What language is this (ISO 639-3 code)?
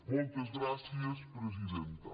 cat